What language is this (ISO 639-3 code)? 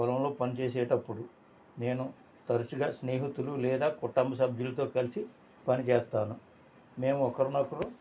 tel